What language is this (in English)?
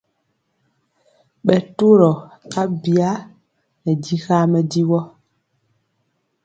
Mpiemo